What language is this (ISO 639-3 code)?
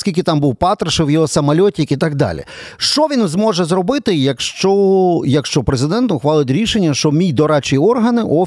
ukr